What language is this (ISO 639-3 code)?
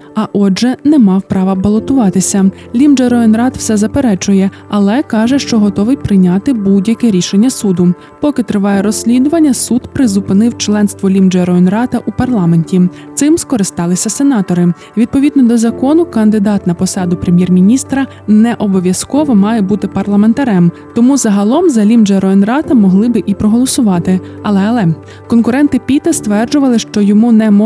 ukr